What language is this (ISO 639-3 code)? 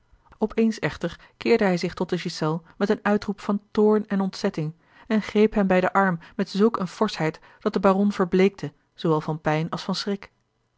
nld